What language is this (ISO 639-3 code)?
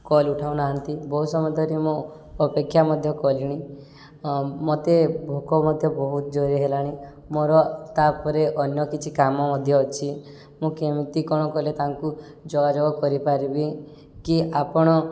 ori